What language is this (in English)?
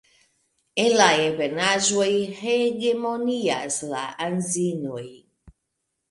Esperanto